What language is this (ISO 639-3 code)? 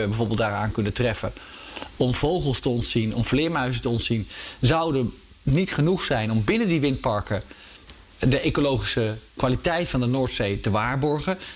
nld